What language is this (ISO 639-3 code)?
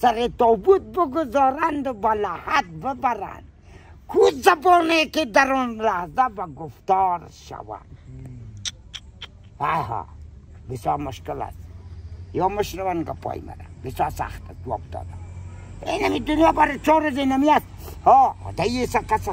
fas